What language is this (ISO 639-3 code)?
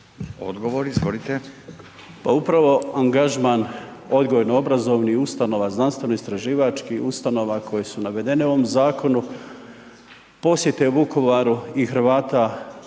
hrv